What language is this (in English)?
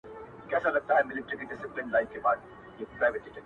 Pashto